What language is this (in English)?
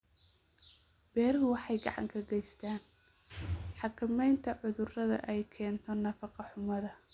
Somali